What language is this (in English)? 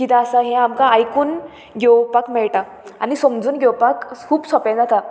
Konkani